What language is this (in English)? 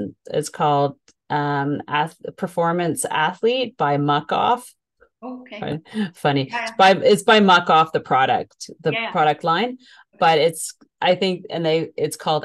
English